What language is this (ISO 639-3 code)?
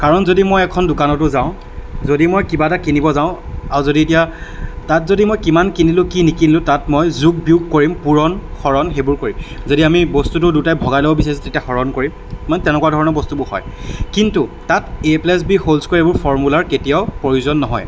asm